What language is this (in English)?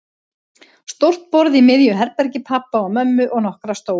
Icelandic